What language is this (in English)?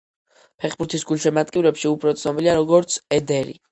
Georgian